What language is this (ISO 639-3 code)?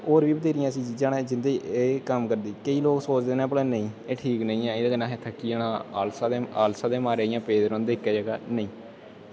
doi